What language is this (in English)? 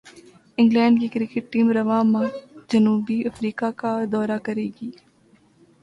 Urdu